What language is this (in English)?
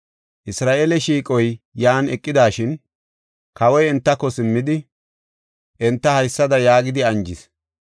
Gofa